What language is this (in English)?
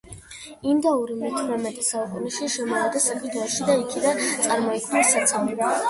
Georgian